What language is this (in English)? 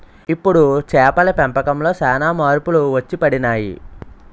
Telugu